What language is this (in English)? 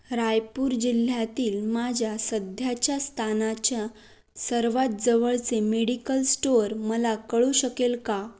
Marathi